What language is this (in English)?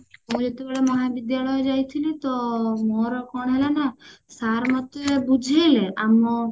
Odia